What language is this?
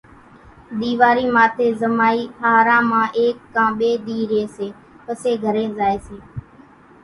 Kachi Koli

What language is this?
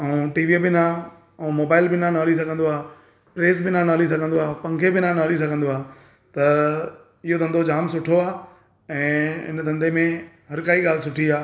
Sindhi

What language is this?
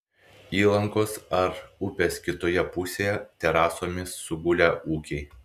Lithuanian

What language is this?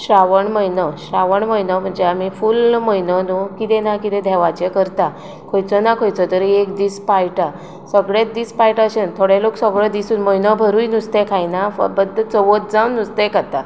Konkani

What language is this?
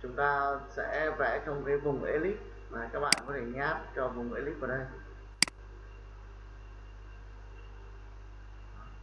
Vietnamese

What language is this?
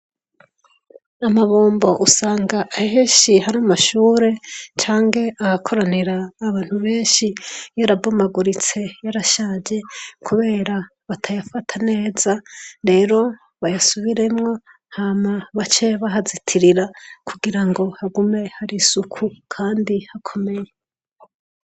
Rundi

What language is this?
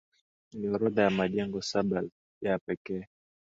Swahili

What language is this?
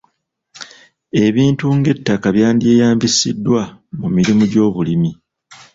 Ganda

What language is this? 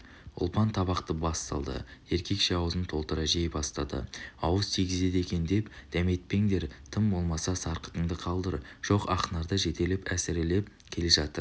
Kazakh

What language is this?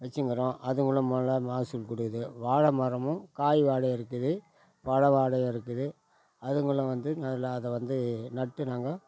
Tamil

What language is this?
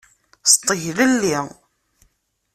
Kabyle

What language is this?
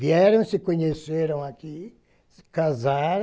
Portuguese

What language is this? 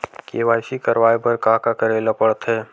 Chhattisgarhi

